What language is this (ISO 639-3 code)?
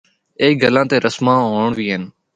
hno